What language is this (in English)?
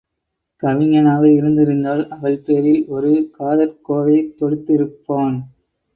Tamil